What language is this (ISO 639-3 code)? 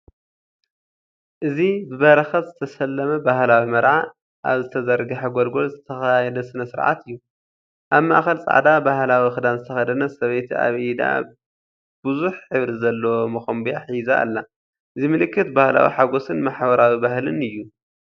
tir